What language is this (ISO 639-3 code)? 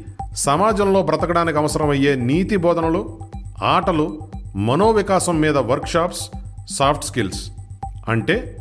tel